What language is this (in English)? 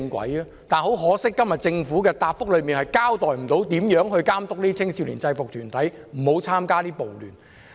Cantonese